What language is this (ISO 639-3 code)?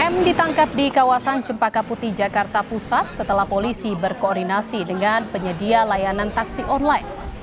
ind